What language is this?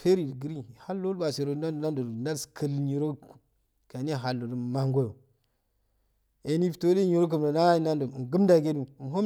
Afade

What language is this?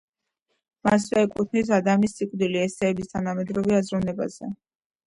Georgian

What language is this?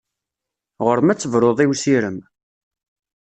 Kabyle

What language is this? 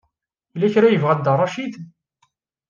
Kabyle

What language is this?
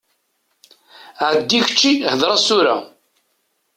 Kabyle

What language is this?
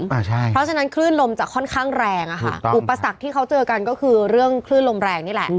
Thai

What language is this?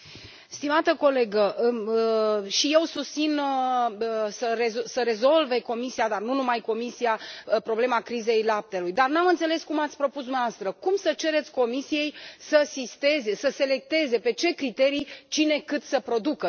Romanian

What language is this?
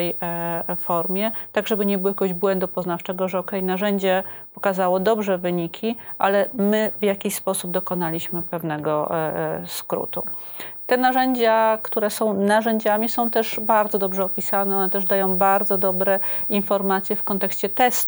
Polish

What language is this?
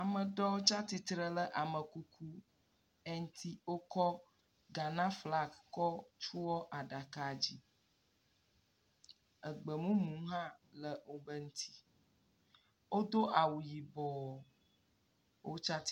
Ewe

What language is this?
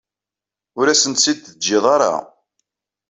Kabyle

